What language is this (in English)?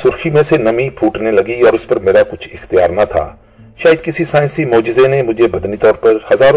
Urdu